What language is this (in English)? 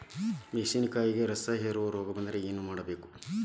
Kannada